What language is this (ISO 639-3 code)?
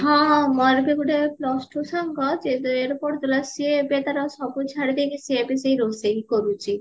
ori